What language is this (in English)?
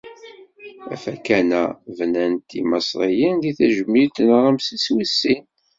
Kabyle